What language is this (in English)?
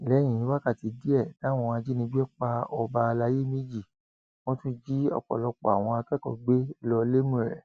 Yoruba